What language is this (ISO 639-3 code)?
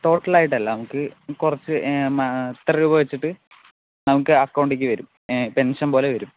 mal